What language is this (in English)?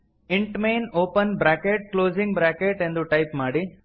Kannada